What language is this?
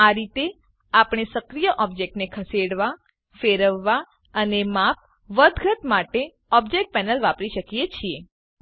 Gujarati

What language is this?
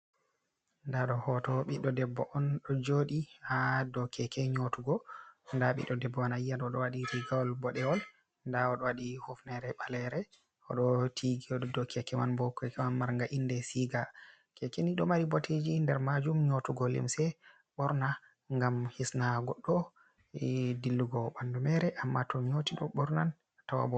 Fula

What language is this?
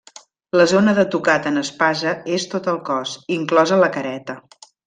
Catalan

